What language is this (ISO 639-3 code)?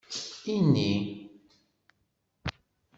kab